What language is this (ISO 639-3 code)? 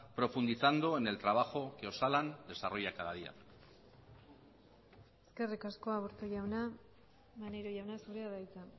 eus